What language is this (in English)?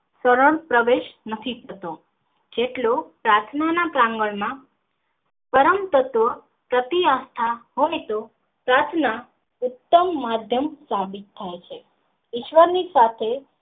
Gujarati